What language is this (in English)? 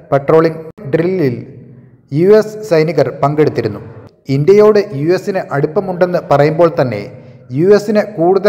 Malayalam